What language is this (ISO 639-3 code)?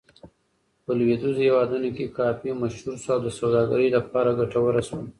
pus